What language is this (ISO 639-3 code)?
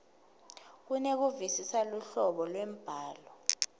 ssw